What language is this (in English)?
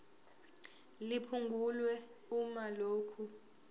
Zulu